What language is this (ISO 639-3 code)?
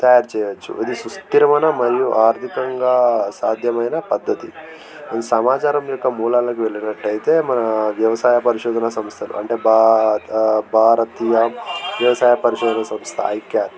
tel